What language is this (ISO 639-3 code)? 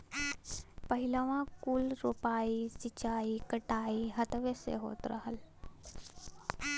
bho